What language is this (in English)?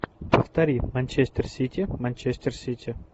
Russian